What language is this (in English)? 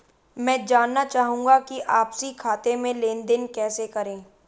Hindi